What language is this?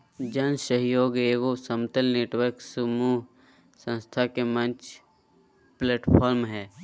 Magahi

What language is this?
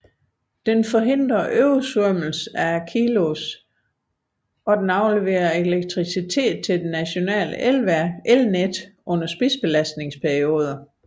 Danish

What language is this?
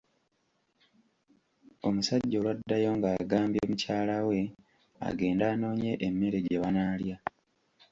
Ganda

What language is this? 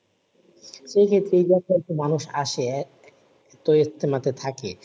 Bangla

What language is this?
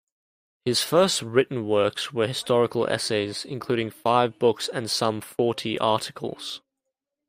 English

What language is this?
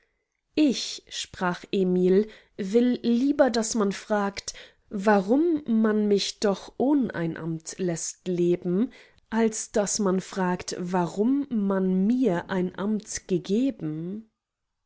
German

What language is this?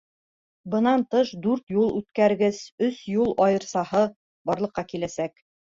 Bashkir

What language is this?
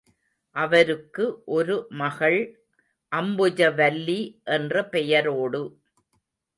Tamil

